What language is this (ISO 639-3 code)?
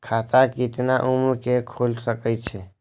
mai